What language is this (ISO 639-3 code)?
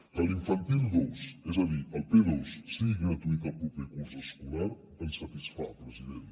cat